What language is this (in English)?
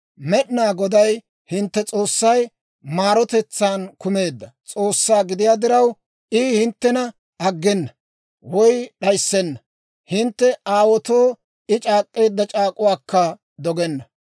Dawro